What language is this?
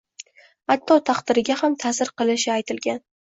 Uzbek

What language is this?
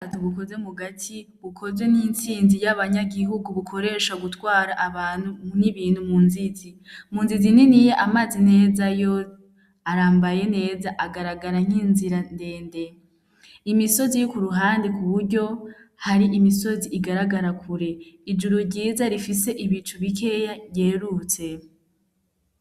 Rundi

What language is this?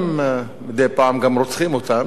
Hebrew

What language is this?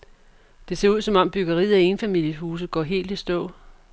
Danish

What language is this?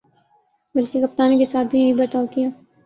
Urdu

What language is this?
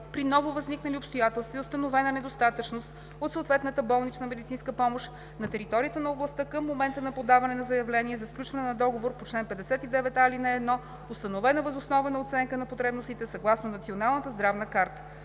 Bulgarian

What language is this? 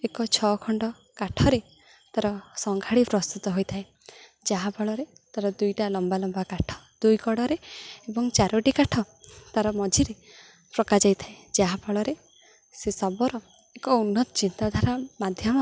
Odia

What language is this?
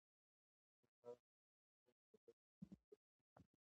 Pashto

